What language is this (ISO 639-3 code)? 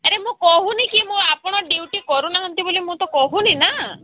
ori